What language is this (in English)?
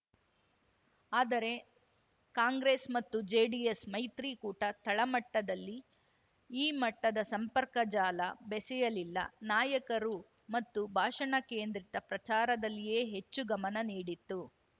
Kannada